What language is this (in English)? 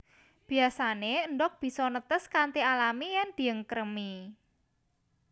Javanese